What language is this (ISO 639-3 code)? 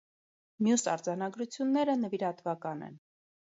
hye